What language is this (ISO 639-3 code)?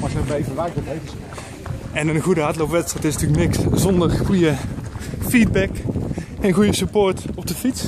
nld